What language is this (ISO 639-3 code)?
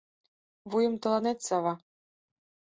chm